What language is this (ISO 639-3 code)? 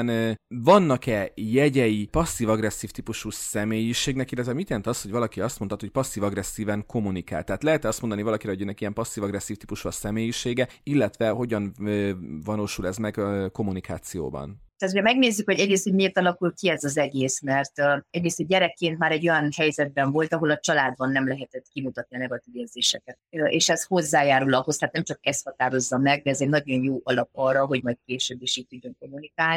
hun